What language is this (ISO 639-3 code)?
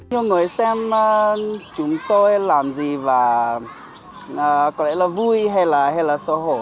vie